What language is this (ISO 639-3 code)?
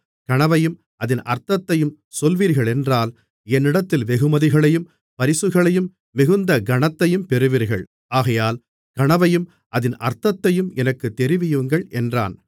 tam